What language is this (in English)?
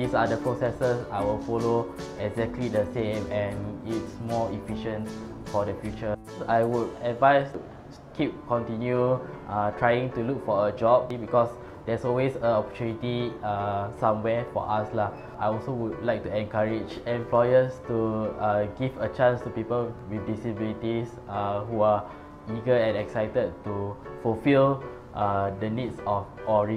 English